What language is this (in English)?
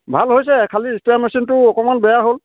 Assamese